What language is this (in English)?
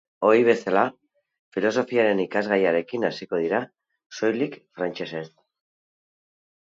Basque